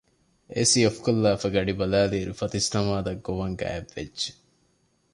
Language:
Divehi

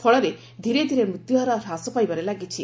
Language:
Odia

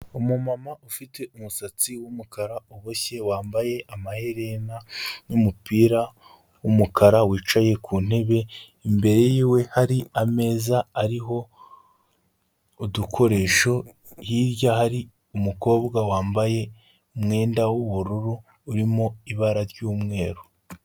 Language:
Kinyarwanda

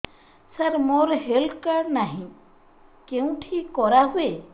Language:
Odia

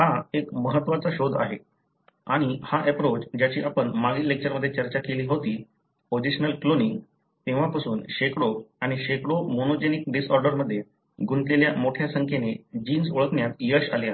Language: Marathi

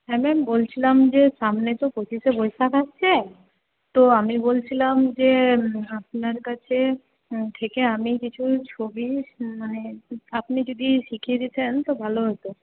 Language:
Bangla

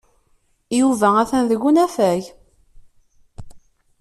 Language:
Kabyle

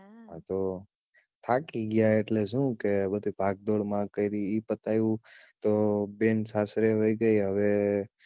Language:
Gujarati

